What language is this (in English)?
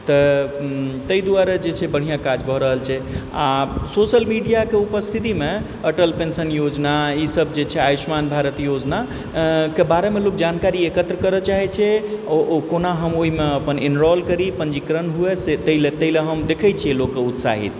Maithili